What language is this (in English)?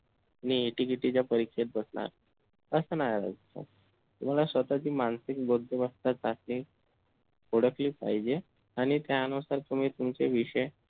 Marathi